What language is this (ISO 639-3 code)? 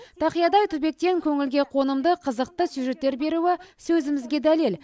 kaz